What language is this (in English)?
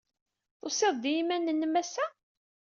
Kabyle